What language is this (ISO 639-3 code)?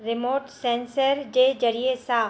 snd